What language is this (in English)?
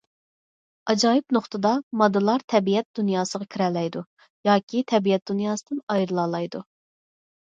Uyghur